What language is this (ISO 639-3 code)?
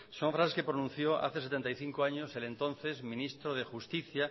spa